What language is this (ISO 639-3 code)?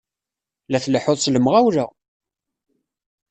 kab